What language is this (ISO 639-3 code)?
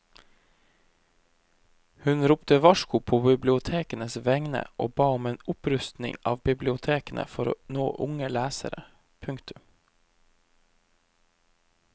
nor